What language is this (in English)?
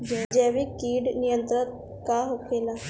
Bhojpuri